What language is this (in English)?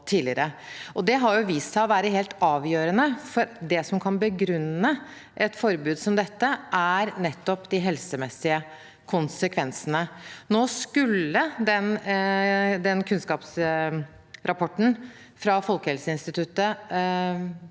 Norwegian